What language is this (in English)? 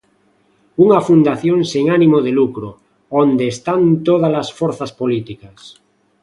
Galician